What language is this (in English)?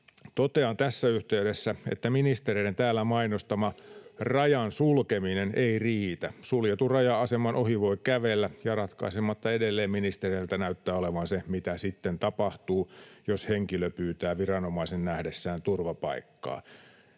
Finnish